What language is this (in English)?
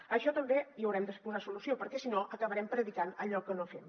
Catalan